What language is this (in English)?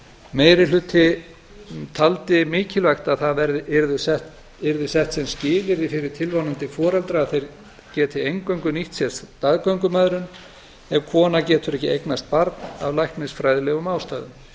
Icelandic